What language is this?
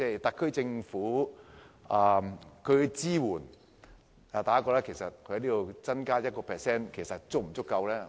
Cantonese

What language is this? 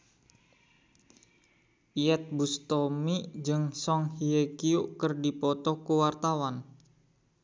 Sundanese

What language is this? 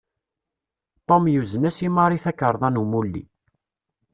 Kabyle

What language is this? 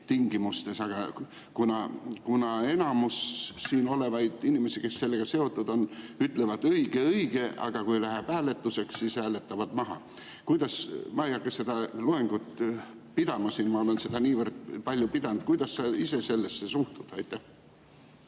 Estonian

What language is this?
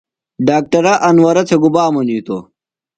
Phalura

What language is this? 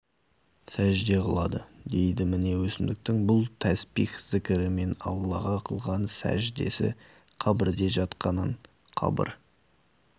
Kazakh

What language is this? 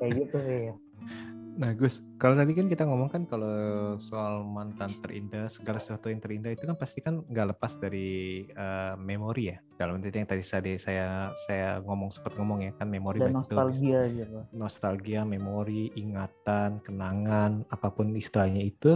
Indonesian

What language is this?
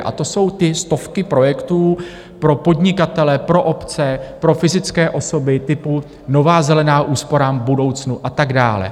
Czech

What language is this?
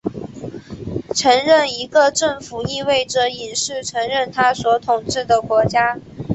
Chinese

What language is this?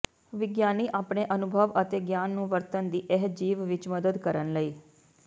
Punjabi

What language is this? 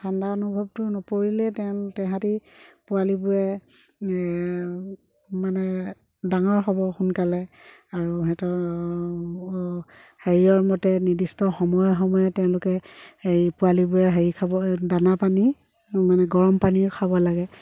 Assamese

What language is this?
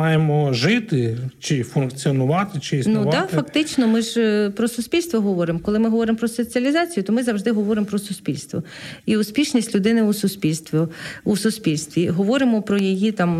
Ukrainian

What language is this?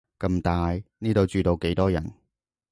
Cantonese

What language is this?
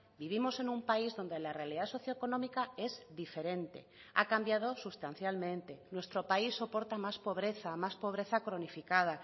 Spanish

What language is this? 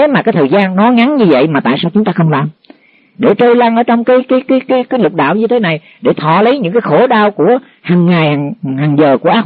Vietnamese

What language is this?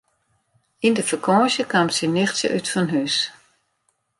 Western Frisian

